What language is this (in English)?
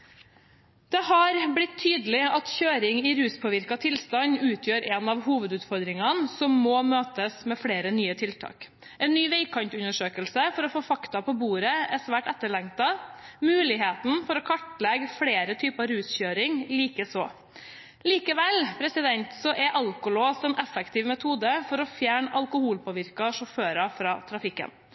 Norwegian Bokmål